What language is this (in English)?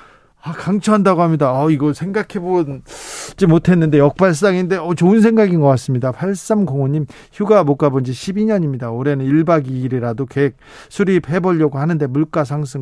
Korean